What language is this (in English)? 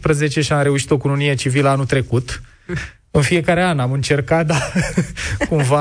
Romanian